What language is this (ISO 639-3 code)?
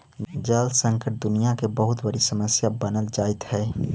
mag